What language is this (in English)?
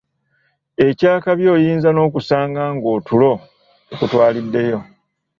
Ganda